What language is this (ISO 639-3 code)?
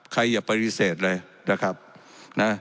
tha